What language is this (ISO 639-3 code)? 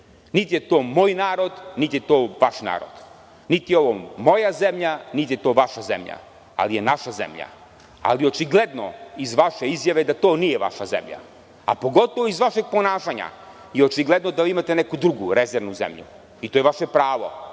srp